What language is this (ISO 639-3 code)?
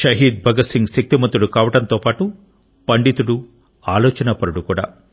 tel